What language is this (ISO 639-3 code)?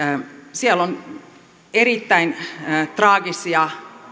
fin